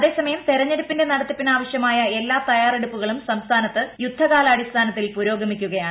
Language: Malayalam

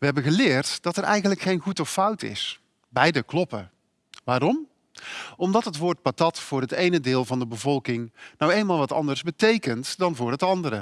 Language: Dutch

